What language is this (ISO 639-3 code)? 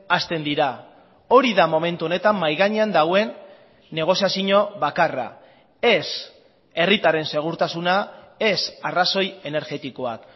eus